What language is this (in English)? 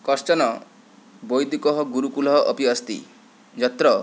Sanskrit